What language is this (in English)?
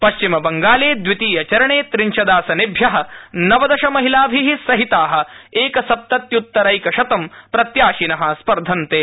Sanskrit